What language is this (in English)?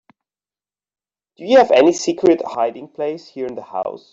English